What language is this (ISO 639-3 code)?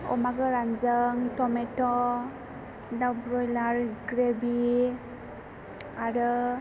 brx